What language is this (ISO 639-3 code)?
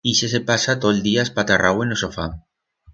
arg